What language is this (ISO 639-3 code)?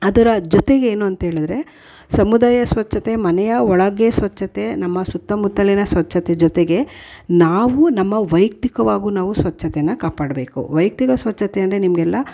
kan